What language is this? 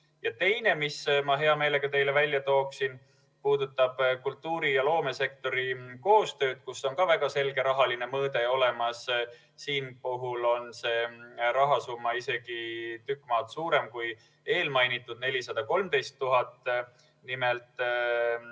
Estonian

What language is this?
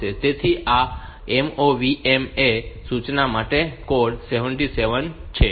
Gujarati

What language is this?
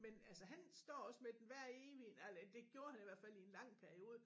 Danish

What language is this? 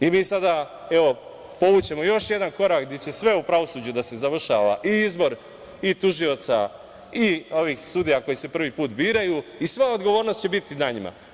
Serbian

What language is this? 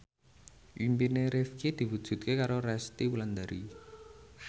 Javanese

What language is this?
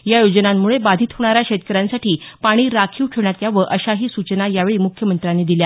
Marathi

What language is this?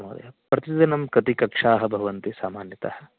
Sanskrit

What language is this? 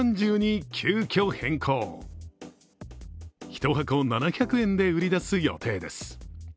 Japanese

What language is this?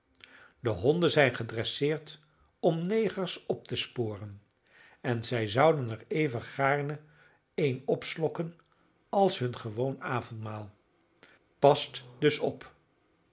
Dutch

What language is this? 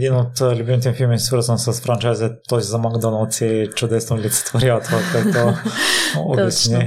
Bulgarian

